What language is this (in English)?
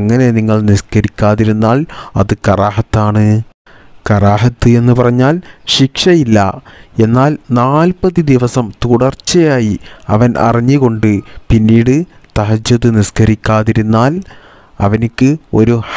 Arabic